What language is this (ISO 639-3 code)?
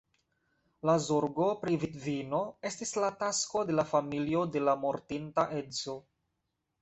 epo